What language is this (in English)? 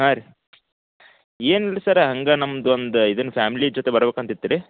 Kannada